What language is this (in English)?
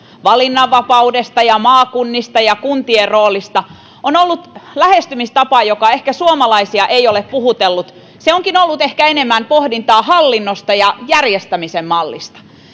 Finnish